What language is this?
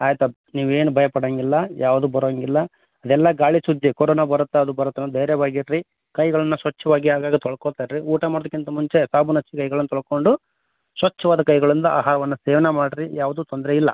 Kannada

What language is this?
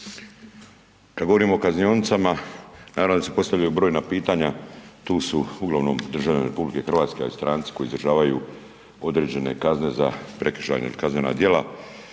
Croatian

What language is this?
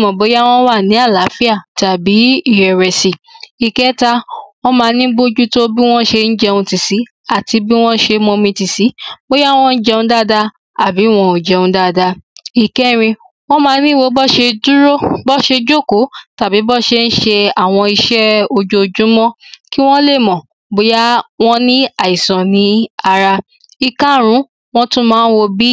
Yoruba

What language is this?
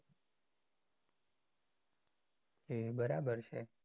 Gujarati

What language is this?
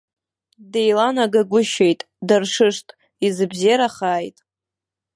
Abkhazian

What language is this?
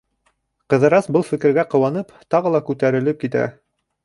Bashkir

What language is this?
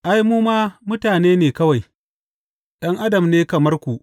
Hausa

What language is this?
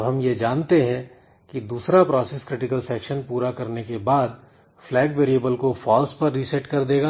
Hindi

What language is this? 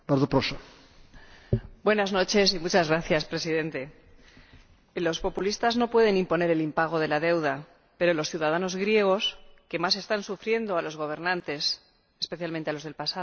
Spanish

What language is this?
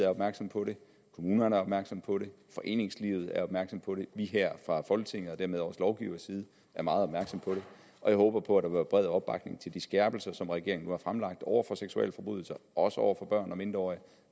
Danish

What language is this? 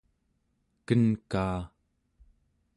Central Yupik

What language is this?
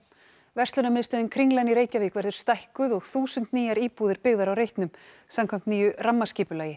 Icelandic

